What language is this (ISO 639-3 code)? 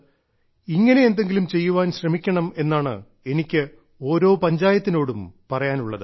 mal